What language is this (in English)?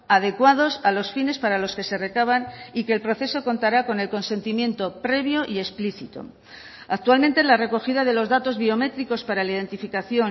Spanish